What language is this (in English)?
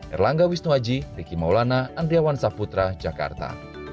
Indonesian